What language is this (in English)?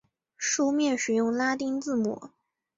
Chinese